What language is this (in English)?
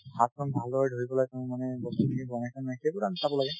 Assamese